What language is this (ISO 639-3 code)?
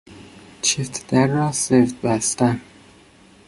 fas